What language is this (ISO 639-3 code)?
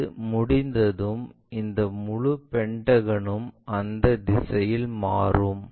tam